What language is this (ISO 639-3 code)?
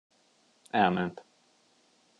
hun